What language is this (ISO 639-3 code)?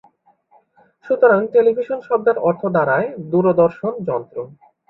ben